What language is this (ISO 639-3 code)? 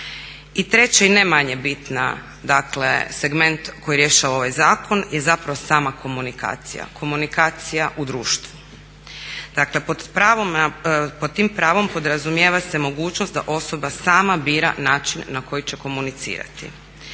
hrv